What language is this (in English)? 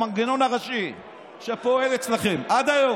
Hebrew